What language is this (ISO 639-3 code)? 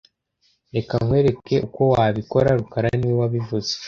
kin